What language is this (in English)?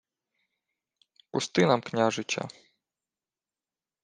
Ukrainian